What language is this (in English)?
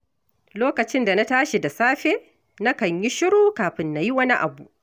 Hausa